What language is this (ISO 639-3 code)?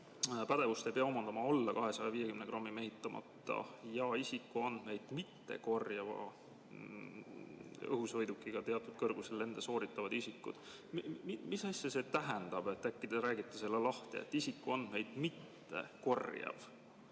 est